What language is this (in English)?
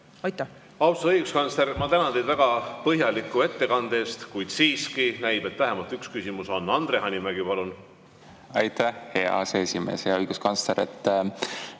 Estonian